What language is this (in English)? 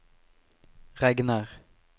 Norwegian